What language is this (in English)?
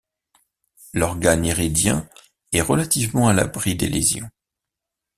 French